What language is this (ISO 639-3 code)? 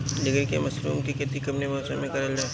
bho